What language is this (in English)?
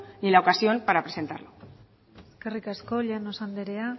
Basque